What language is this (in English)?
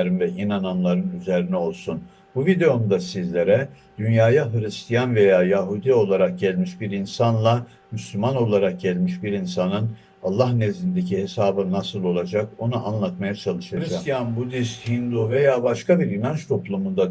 Turkish